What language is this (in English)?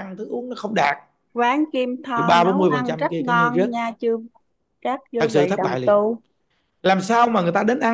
Vietnamese